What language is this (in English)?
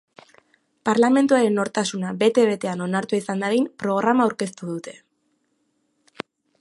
Basque